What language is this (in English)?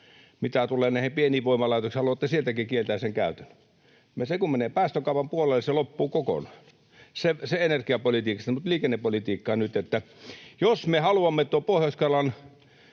Finnish